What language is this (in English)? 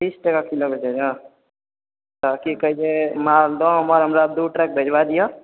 Maithili